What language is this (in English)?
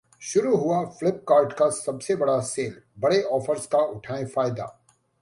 Hindi